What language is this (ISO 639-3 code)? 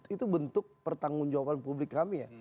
ind